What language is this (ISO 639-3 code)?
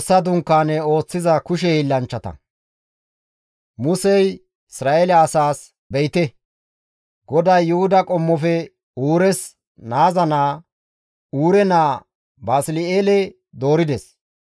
gmv